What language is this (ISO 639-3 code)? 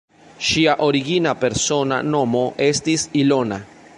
epo